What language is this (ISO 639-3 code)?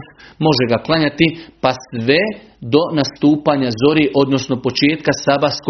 hrv